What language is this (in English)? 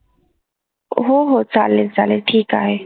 Marathi